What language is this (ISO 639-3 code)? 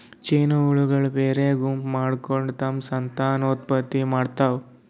kan